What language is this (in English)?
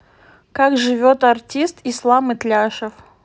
Russian